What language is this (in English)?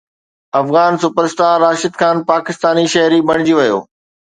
Sindhi